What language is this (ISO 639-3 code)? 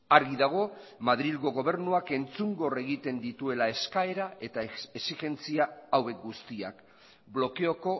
eus